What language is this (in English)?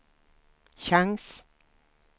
Swedish